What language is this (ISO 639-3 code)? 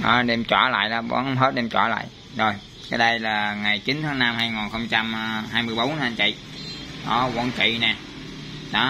vie